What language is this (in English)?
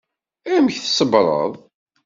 Kabyle